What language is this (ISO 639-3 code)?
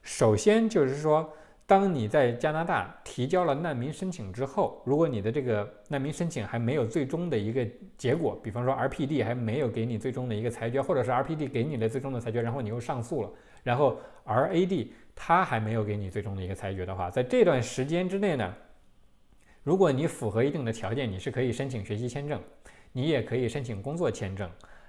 zho